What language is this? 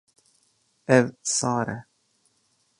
Kurdish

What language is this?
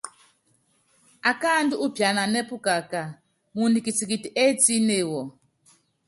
Yangben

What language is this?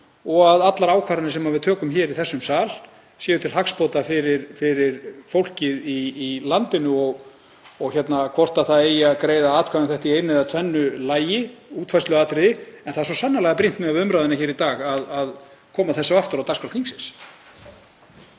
Icelandic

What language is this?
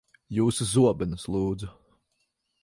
Latvian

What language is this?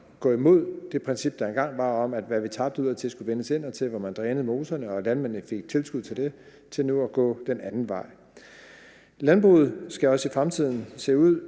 Danish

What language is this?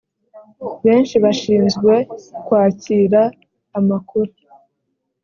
Kinyarwanda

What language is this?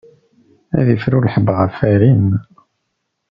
Kabyle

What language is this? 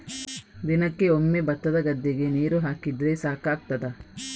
Kannada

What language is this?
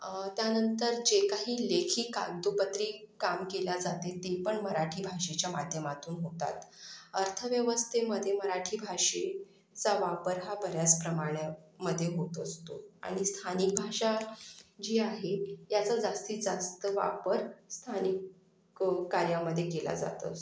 Marathi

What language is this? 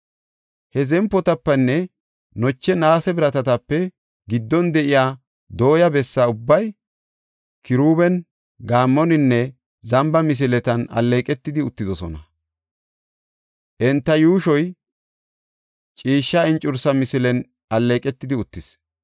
Gofa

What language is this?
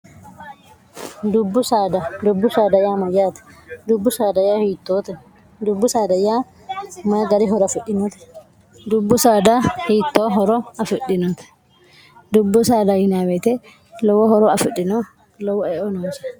Sidamo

